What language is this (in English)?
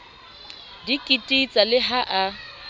Southern Sotho